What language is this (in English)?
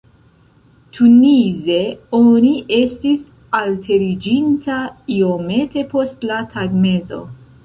Esperanto